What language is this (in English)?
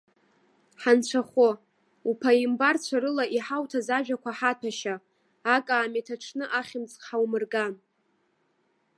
Abkhazian